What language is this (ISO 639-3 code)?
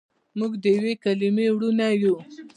pus